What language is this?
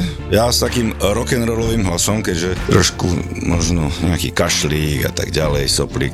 Slovak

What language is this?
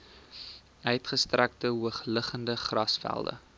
Afrikaans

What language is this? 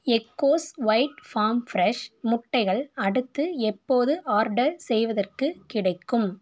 Tamil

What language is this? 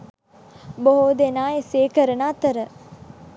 Sinhala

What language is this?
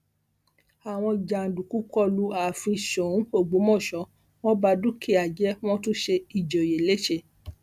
Yoruba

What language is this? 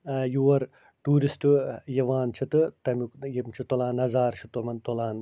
Kashmiri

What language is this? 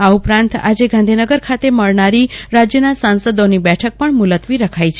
Gujarati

